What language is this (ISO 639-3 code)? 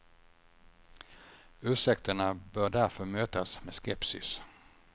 swe